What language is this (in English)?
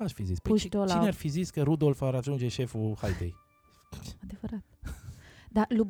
Romanian